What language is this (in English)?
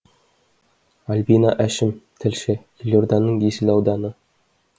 Kazakh